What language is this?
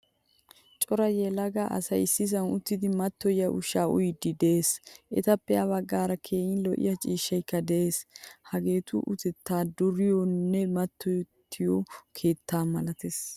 Wolaytta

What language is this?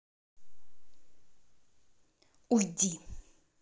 Russian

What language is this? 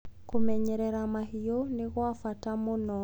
Kikuyu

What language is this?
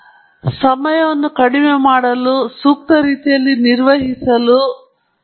Kannada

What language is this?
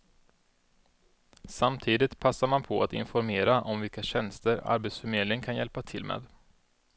Swedish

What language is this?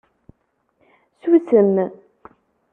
Kabyle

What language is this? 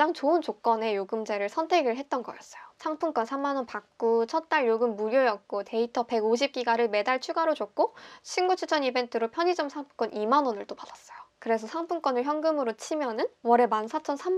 Korean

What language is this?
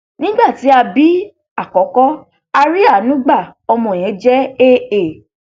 Yoruba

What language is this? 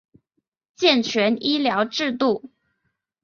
Chinese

